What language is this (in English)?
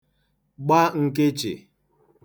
Igbo